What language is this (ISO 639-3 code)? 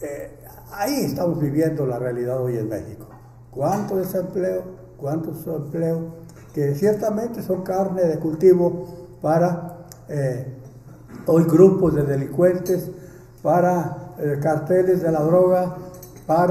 spa